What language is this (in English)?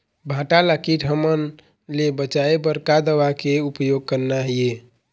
Chhattisgarhi